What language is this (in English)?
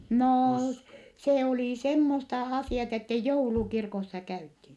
Finnish